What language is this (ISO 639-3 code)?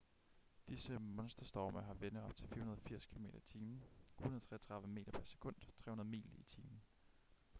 dan